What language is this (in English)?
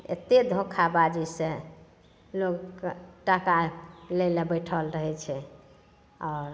Maithili